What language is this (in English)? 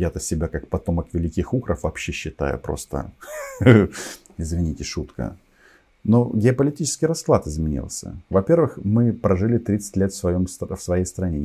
Russian